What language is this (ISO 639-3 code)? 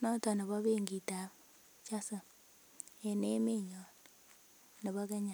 kln